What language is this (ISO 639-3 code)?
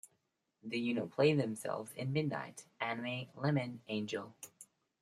eng